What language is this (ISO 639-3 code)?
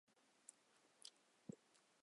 zho